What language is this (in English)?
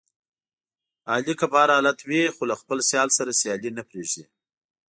Pashto